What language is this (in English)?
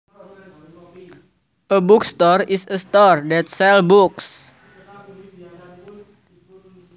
Javanese